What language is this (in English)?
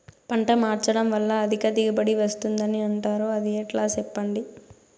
Telugu